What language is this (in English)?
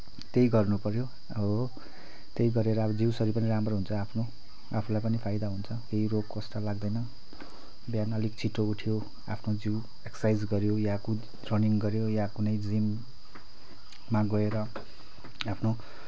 Nepali